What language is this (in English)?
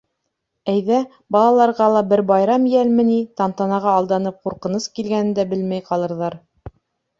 Bashkir